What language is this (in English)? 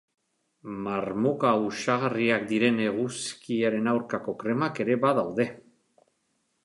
Basque